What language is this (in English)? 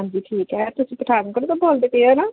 Punjabi